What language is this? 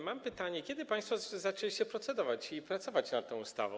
Polish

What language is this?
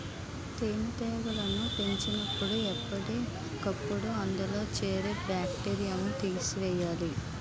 Telugu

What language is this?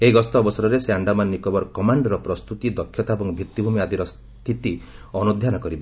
Odia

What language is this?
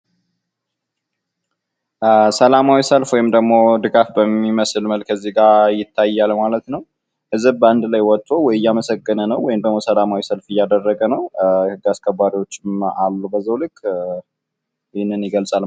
Amharic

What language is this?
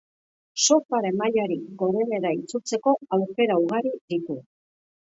Basque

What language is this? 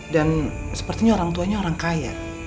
Indonesian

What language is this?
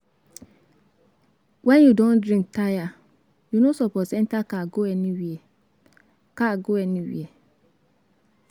Nigerian Pidgin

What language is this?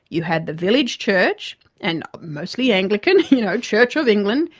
English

